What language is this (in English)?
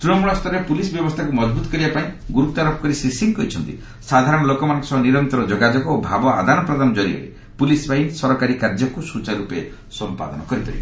Odia